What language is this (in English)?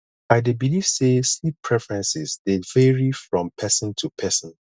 Nigerian Pidgin